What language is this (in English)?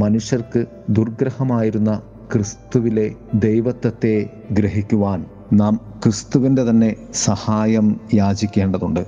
Malayalam